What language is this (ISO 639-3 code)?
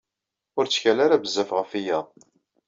kab